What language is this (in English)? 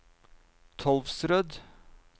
Norwegian